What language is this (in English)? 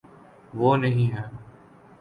Urdu